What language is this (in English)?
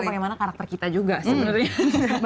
Indonesian